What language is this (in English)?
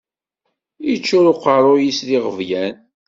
Kabyle